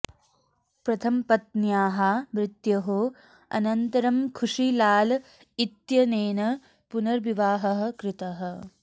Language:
Sanskrit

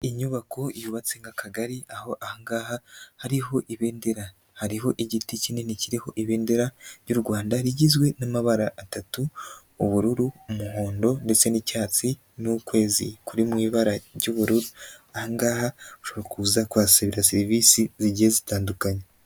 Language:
Kinyarwanda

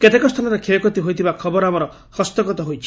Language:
Odia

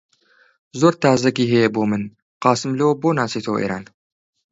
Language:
Central Kurdish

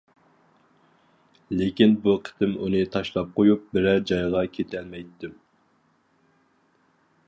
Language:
Uyghur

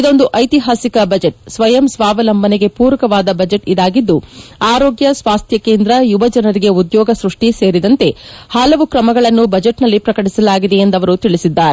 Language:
Kannada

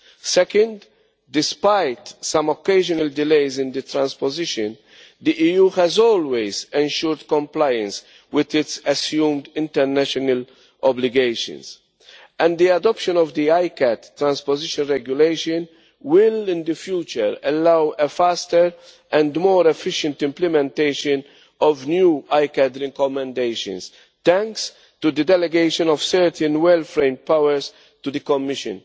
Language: English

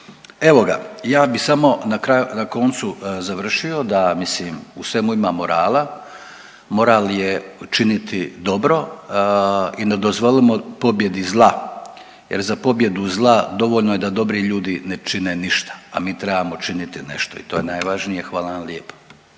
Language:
Croatian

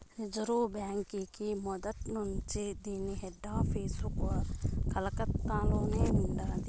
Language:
Telugu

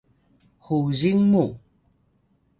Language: Atayal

